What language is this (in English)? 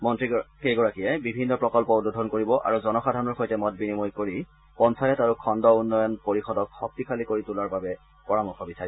Assamese